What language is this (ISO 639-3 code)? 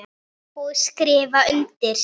isl